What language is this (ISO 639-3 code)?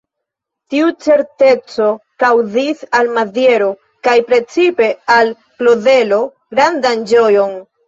epo